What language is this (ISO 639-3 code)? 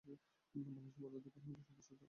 ben